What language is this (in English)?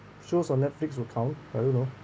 English